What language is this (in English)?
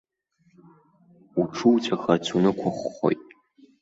Abkhazian